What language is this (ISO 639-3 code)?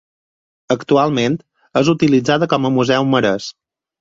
cat